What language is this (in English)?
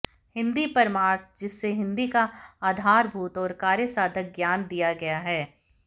Hindi